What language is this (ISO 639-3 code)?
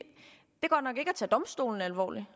dan